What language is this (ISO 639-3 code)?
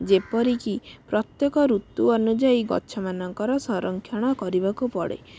ori